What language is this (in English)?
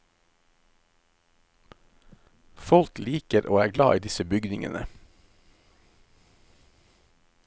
Norwegian